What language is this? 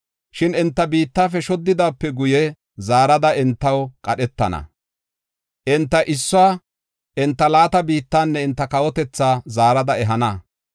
Gofa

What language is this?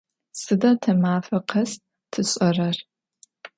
Adyghe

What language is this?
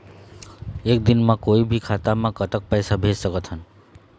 Chhattisgarhi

